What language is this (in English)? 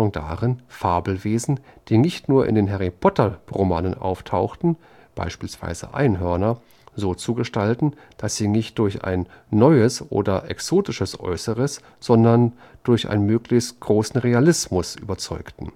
German